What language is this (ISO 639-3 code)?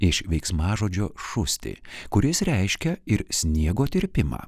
lit